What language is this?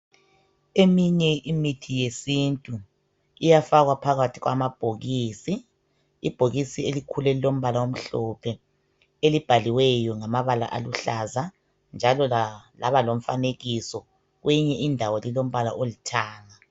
North Ndebele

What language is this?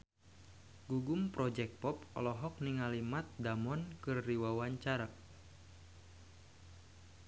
Sundanese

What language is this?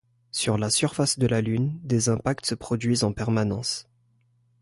French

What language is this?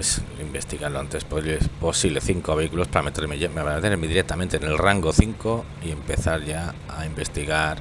Spanish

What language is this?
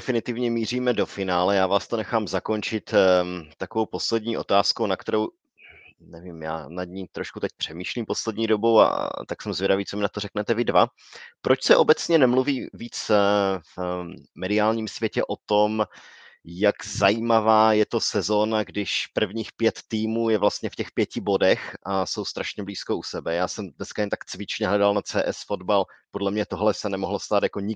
Czech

